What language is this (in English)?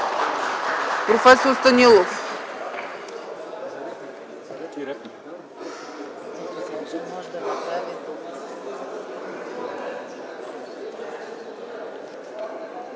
Bulgarian